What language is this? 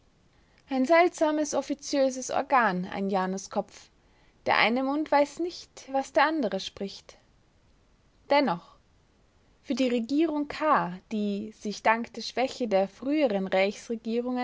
German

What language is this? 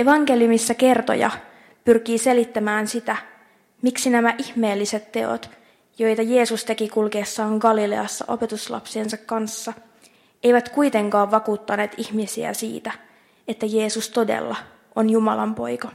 Finnish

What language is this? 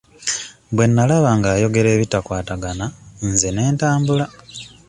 Ganda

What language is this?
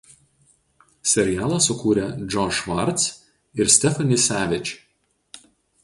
Lithuanian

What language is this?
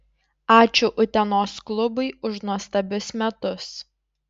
Lithuanian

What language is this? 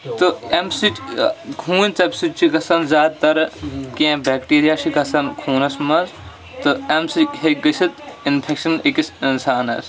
Kashmiri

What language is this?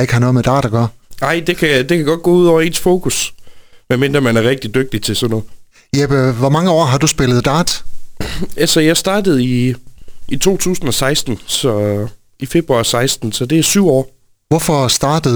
Danish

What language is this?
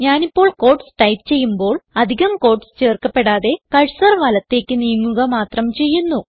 Malayalam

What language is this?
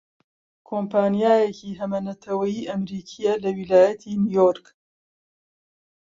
Central Kurdish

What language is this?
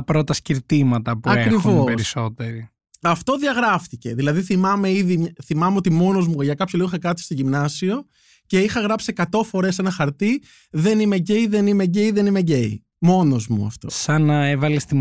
Greek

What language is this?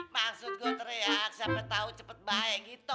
Indonesian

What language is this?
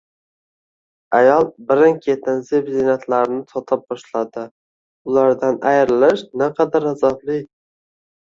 Uzbek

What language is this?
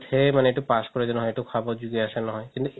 Assamese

